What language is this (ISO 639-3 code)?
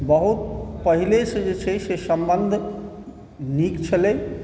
mai